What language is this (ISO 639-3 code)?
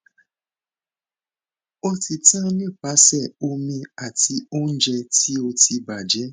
yor